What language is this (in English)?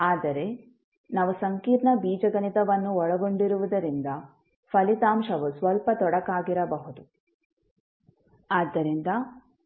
Kannada